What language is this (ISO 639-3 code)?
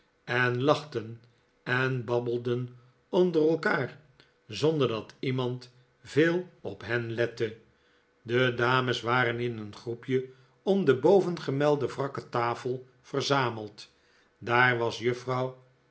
nld